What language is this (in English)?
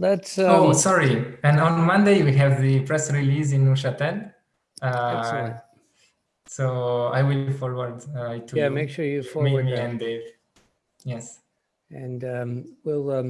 English